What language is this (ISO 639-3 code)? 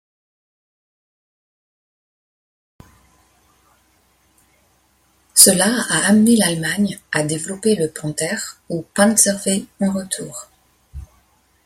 fra